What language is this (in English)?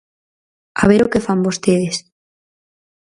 Galician